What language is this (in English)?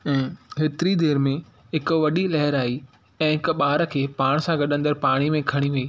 Sindhi